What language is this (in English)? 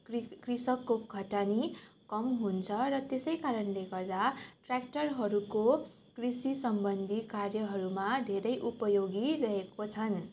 Nepali